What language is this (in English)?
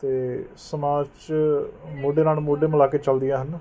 Punjabi